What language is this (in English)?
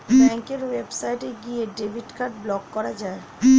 Bangla